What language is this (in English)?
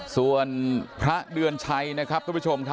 Thai